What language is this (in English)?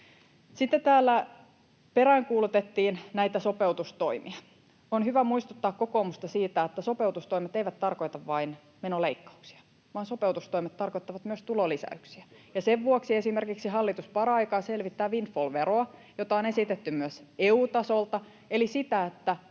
Finnish